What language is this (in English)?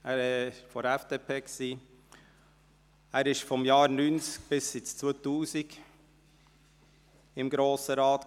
Swiss German